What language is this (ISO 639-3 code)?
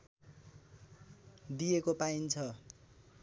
nep